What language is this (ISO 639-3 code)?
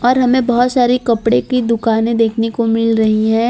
hin